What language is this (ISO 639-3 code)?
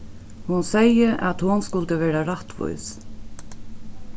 fao